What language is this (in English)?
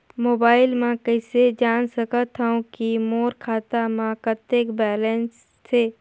Chhattisgarhi